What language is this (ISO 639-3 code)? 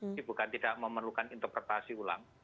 ind